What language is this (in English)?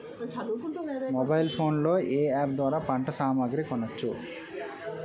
Telugu